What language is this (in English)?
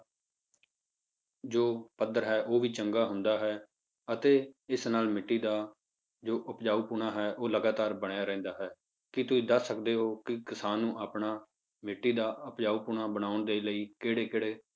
Punjabi